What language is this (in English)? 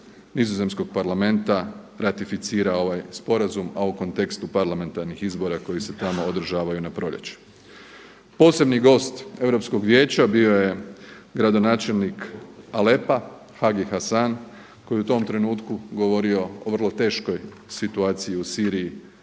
Croatian